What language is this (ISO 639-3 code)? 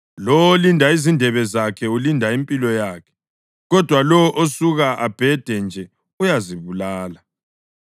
nde